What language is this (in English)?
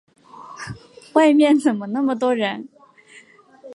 Chinese